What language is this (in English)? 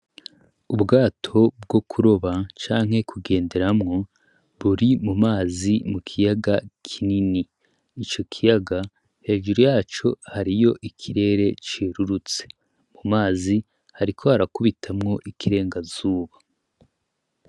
Rundi